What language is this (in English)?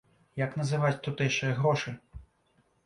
Belarusian